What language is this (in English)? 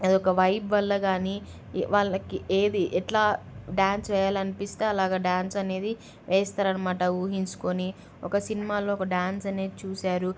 Telugu